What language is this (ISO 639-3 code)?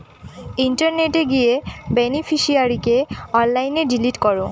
ben